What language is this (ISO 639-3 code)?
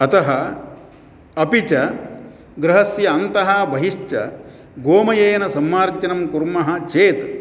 san